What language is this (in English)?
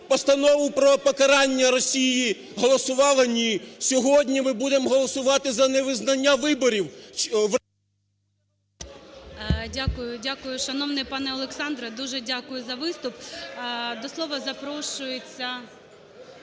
Ukrainian